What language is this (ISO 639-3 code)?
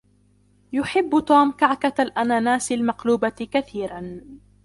ara